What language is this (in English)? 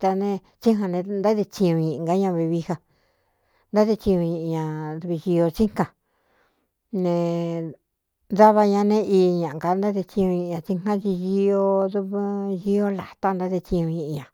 Cuyamecalco Mixtec